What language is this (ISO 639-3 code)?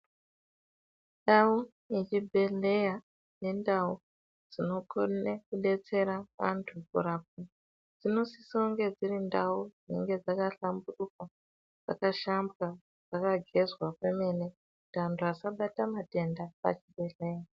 ndc